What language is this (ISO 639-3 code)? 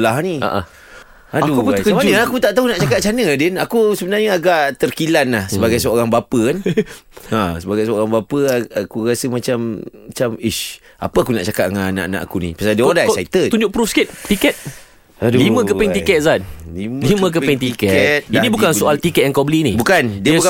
msa